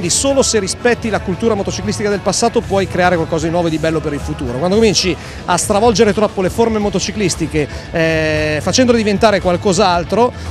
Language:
Italian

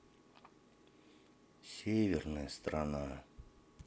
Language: Russian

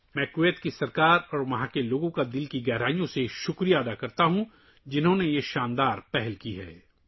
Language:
Urdu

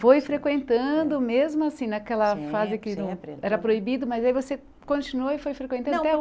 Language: Portuguese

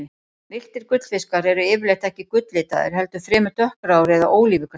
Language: Icelandic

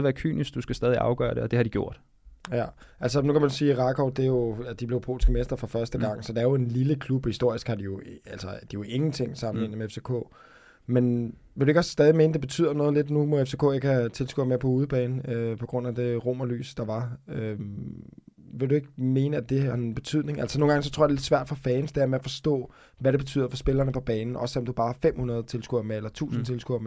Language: Danish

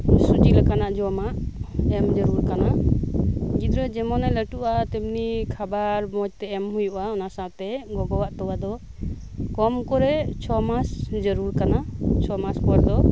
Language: Santali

